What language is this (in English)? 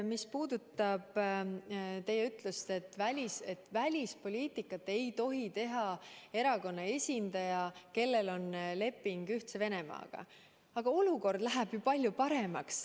Estonian